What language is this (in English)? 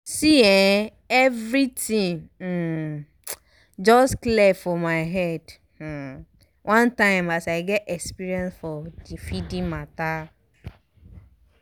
Nigerian Pidgin